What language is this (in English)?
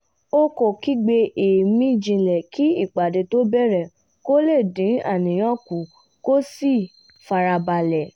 Yoruba